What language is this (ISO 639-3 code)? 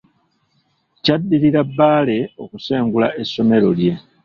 lug